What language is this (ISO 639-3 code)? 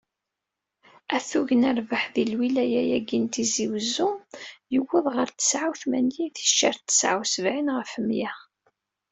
kab